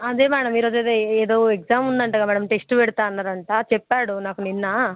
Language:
Telugu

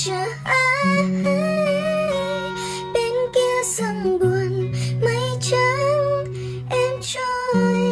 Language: Vietnamese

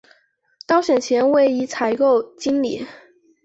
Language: Chinese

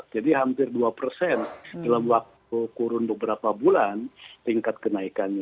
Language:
Indonesian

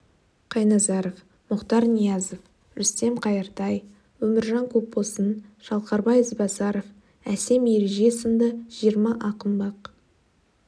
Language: Kazakh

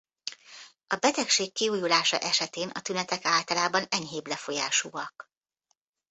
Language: Hungarian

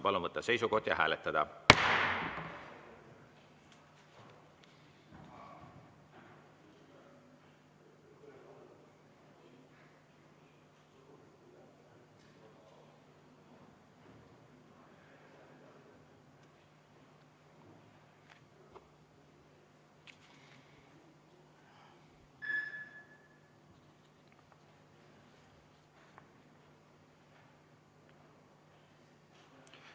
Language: Estonian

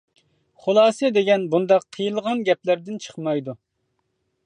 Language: Uyghur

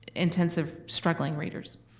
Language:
English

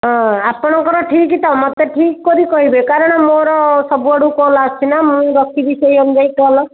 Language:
Odia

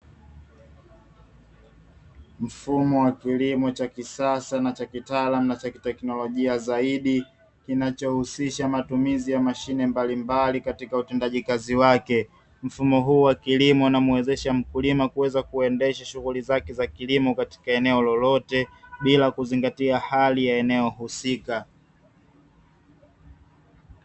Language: Swahili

